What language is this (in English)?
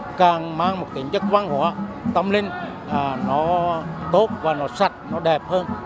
Vietnamese